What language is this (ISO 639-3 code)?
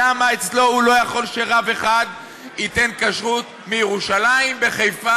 heb